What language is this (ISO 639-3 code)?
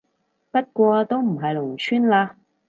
yue